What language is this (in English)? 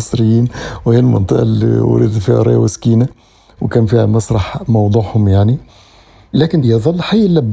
Arabic